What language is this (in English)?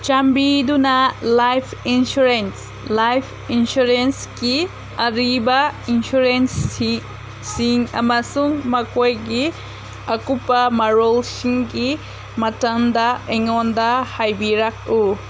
Manipuri